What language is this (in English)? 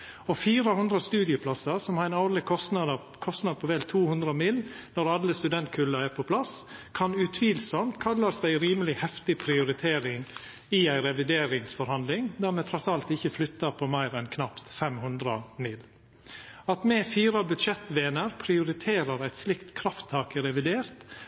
Norwegian Nynorsk